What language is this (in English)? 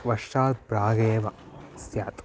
Sanskrit